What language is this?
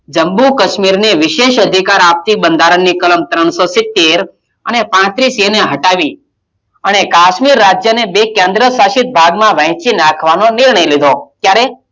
Gujarati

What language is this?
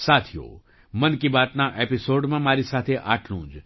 Gujarati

